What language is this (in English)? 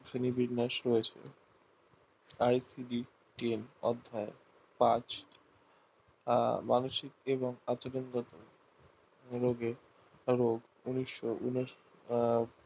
Bangla